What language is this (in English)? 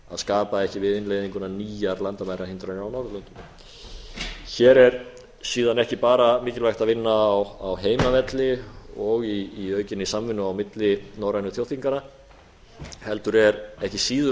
Icelandic